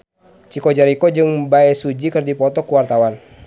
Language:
Sundanese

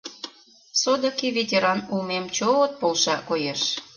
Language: Mari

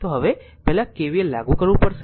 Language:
Gujarati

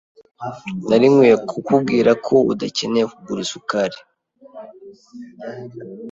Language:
Kinyarwanda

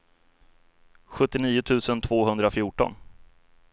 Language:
Swedish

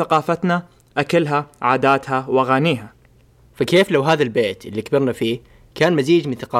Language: Arabic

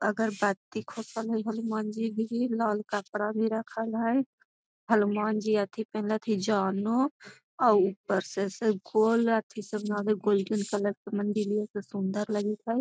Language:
Magahi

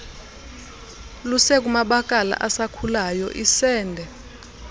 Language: Xhosa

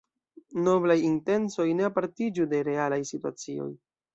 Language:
Esperanto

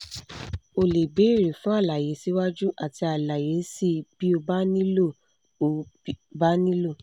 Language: Yoruba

